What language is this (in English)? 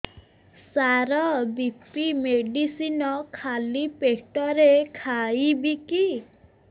Odia